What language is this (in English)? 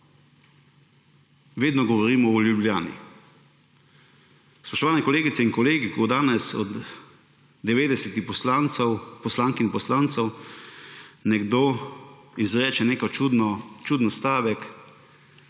Slovenian